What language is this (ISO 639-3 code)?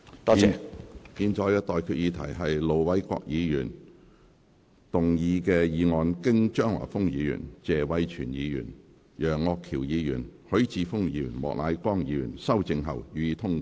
yue